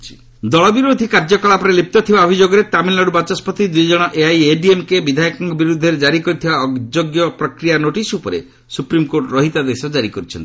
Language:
Odia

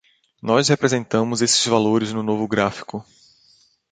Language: Portuguese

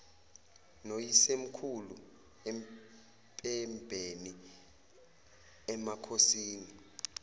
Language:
Zulu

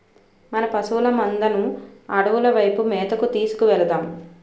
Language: Telugu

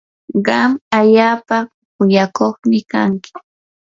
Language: Yanahuanca Pasco Quechua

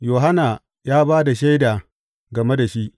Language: Hausa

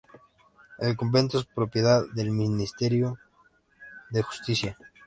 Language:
Spanish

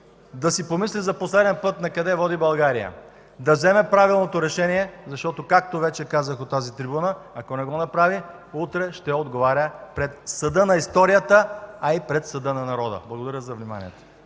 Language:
Bulgarian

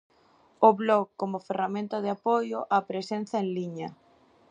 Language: Galician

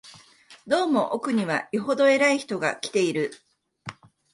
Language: Japanese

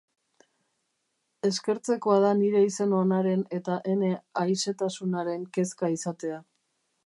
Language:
Basque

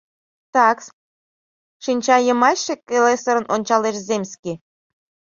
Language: Mari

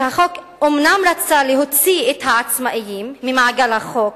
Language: Hebrew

